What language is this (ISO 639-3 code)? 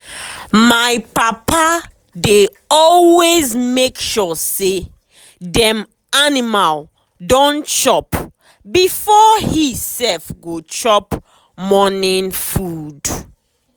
pcm